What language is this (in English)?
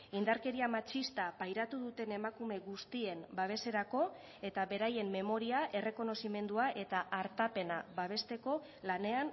Basque